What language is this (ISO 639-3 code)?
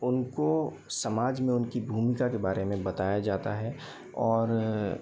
hin